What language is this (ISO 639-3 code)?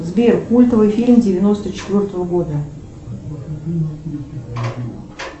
rus